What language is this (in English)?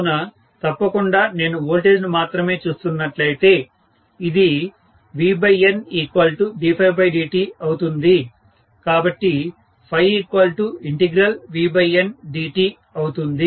Telugu